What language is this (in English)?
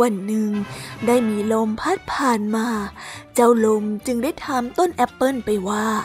Thai